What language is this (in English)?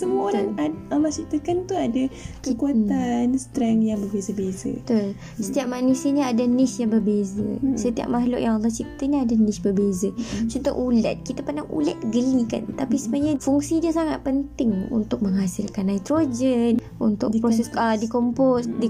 Malay